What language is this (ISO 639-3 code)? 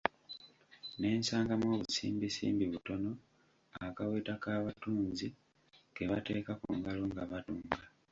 lug